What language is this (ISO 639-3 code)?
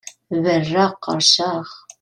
kab